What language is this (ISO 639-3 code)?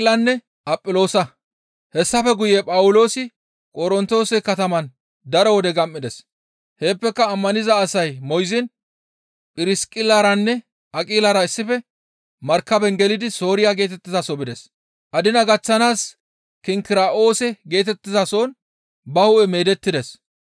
gmv